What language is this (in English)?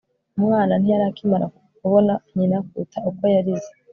Kinyarwanda